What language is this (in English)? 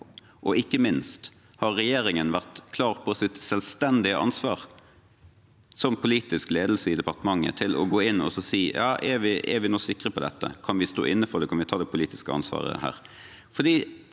Norwegian